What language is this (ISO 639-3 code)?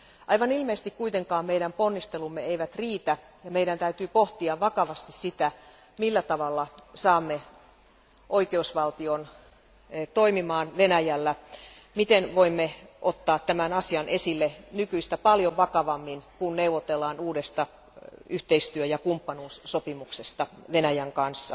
fin